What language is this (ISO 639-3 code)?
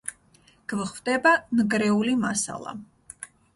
kat